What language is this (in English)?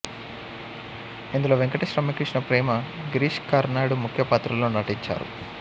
Telugu